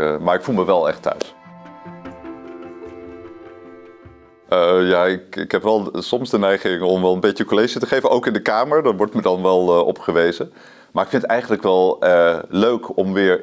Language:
Dutch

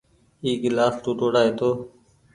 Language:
Goaria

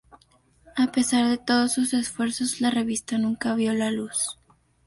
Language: Spanish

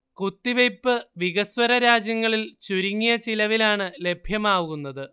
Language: Malayalam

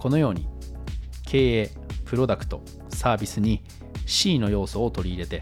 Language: Japanese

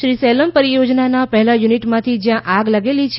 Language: Gujarati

